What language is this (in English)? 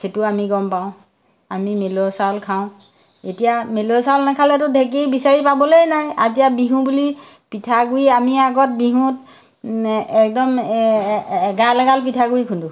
Assamese